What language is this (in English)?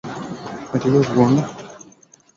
Swahili